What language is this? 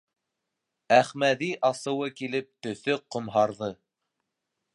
Bashkir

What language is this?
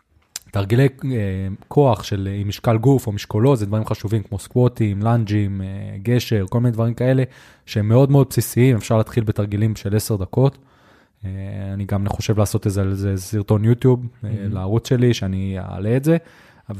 Hebrew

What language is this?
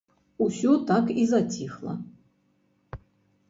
Belarusian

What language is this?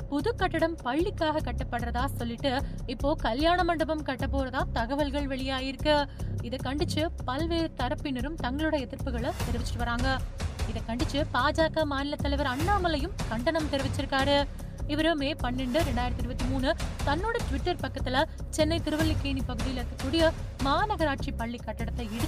Tamil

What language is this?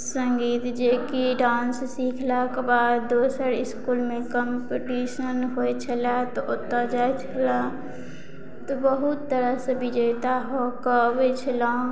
Maithili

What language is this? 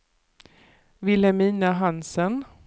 Swedish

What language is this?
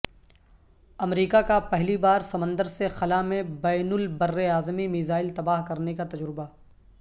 Urdu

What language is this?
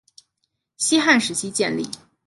Chinese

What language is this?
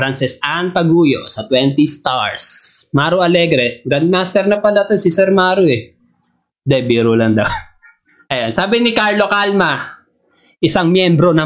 Filipino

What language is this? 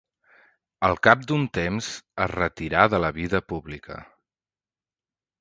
Catalan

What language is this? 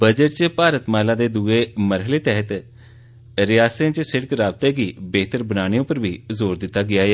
Dogri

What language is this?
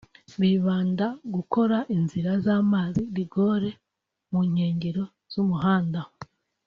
Kinyarwanda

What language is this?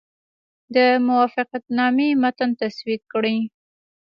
Pashto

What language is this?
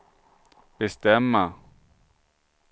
Swedish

